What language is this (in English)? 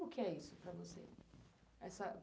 Portuguese